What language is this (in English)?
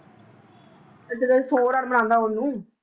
Punjabi